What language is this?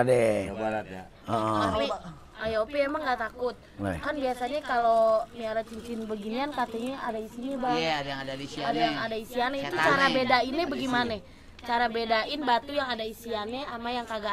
Indonesian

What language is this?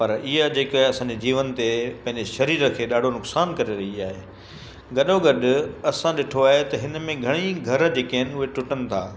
Sindhi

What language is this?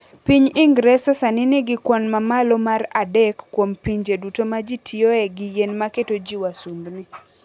Luo (Kenya and Tanzania)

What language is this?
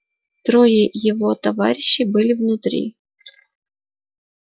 Russian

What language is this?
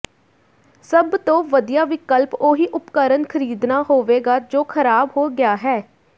Punjabi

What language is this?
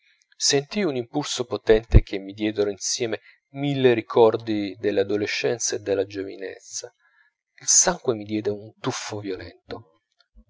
Italian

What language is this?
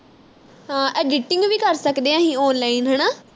Punjabi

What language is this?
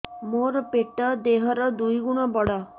Odia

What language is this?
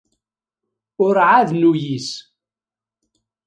Kabyle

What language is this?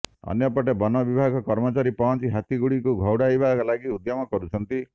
Odia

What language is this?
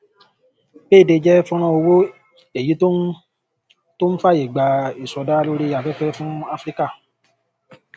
Yoruba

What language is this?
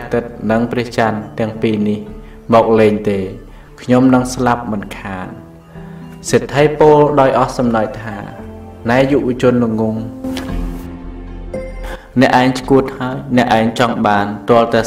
Thai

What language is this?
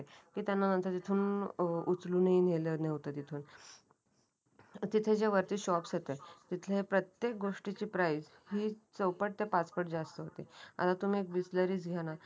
Marathi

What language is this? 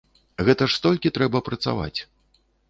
Belarusian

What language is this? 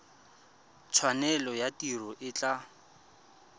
Tswana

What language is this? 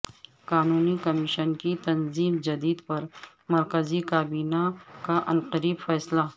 Urdu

